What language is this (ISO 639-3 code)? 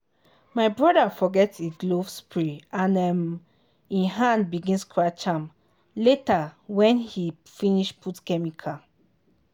pcm